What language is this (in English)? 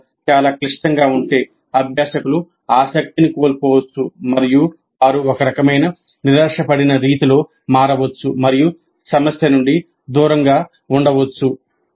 Telugu